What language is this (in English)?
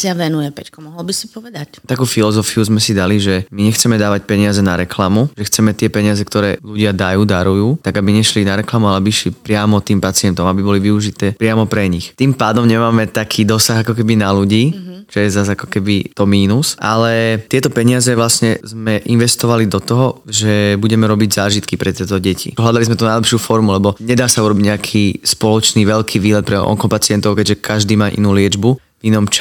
Slovak